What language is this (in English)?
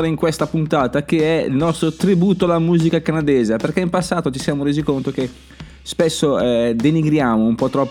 Italian